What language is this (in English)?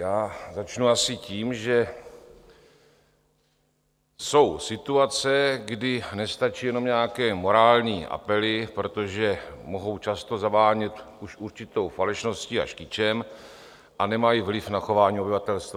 Czech